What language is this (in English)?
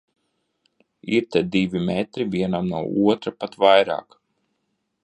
Latvian